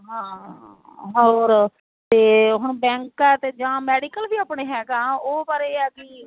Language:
Punjabi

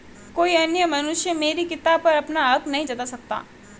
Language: Hindi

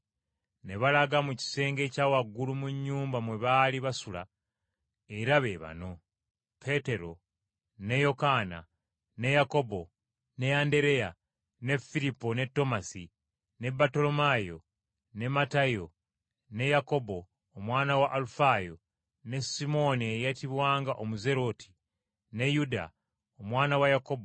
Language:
Ganda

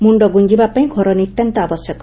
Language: Odia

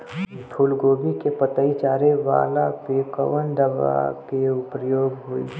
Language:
Bhojpuri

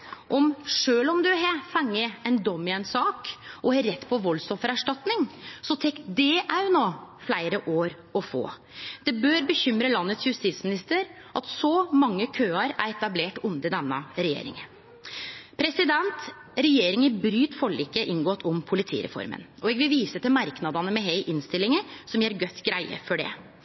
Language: Norwegian Nynorsk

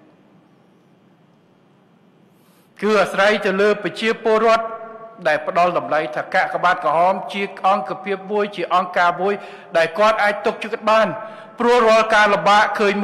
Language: Thai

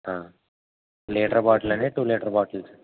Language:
Telugu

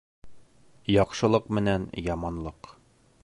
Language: Bashkir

